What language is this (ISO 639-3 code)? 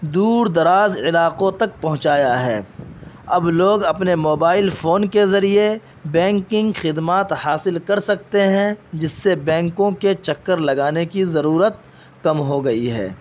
urd